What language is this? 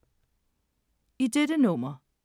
Danish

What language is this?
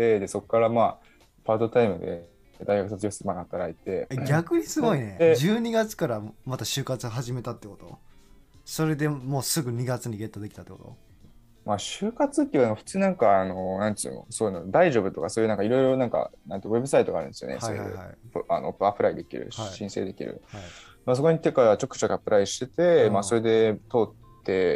Japanese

